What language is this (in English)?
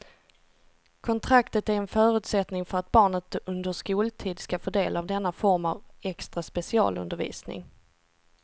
Swedish